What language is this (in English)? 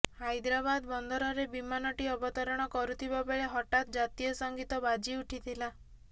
Odia